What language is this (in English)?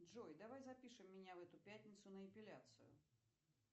Russian